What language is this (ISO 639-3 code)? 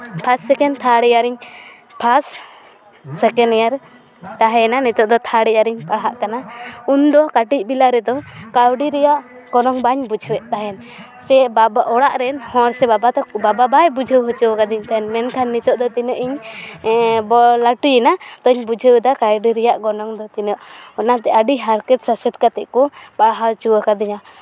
sat